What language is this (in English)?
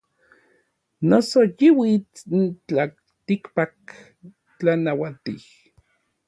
Orizaba Nahuatl